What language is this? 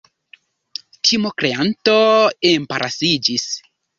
Esperanto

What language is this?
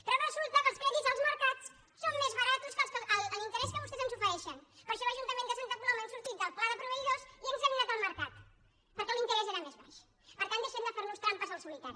Catalan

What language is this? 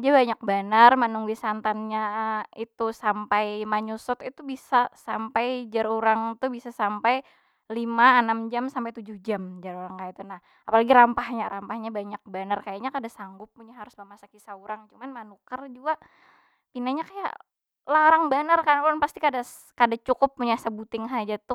Banjar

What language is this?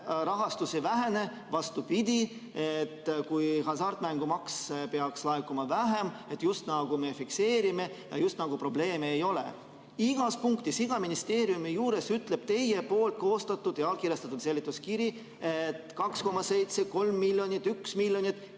Estonian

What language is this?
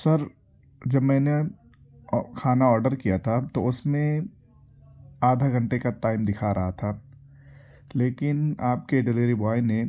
Urdu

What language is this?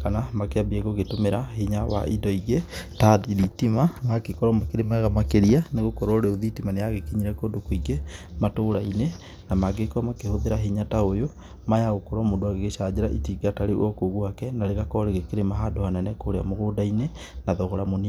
Kikuyu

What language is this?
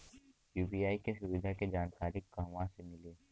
Bhojpuri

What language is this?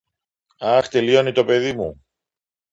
Greek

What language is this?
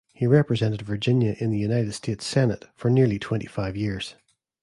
English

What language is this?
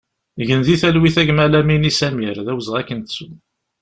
Kabyle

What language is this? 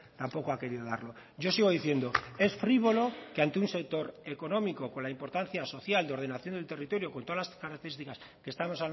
Spanish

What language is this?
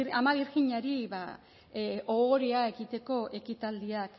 Basque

